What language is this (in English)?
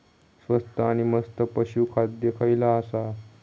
Marathi